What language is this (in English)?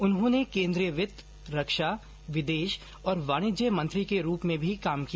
Hindi